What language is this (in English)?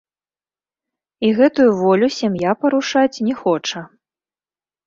Belarusian